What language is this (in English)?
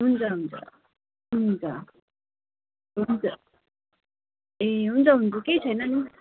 Nepali